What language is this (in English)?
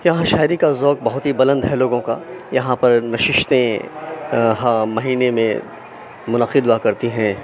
Urdu